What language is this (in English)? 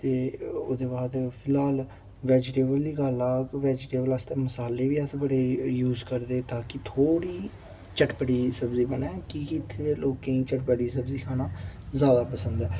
Dogri